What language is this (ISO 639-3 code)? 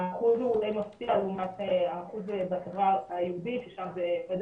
heb